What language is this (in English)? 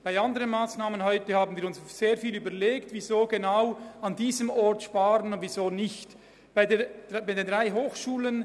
Swiss German